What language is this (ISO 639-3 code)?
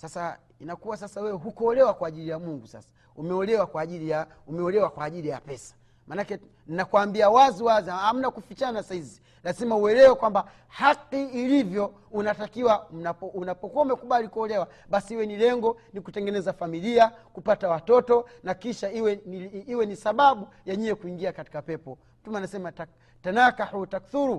swa